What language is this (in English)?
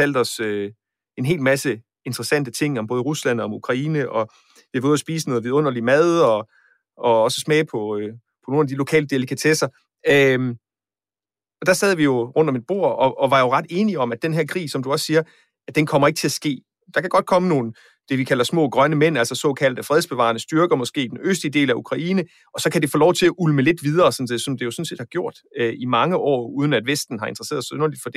Danish